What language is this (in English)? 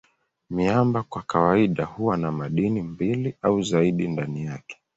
Swahili